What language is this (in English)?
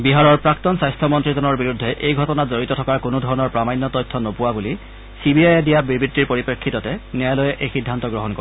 Assamese